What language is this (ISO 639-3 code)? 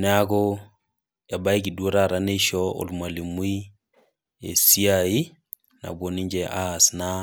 mas